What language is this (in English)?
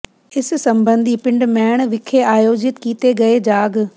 Punjabi